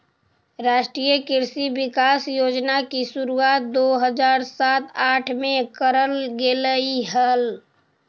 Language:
Magahi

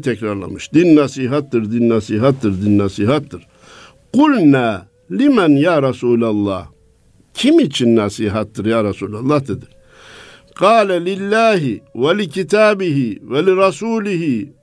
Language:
Turkish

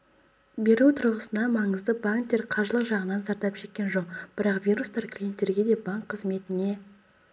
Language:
Kazakh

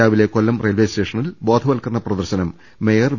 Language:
Malayalam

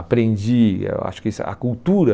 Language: Portuguese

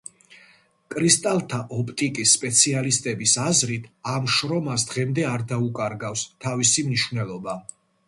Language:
Georgian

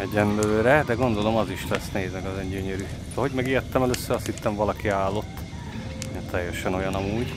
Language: Hungarian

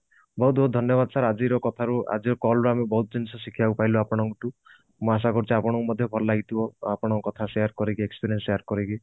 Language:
Odia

